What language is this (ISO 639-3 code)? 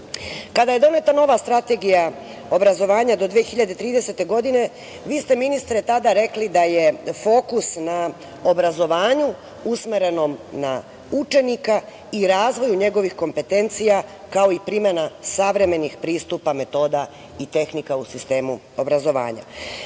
srp